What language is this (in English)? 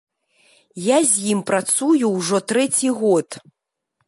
Belarusian